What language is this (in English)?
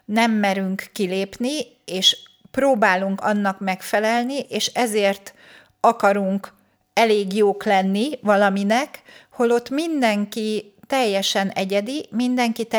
Hungarian